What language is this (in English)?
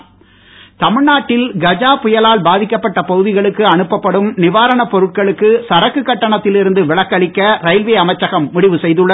Tamil